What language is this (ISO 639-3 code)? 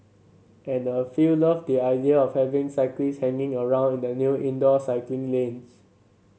eng